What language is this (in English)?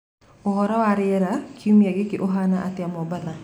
Kikuyu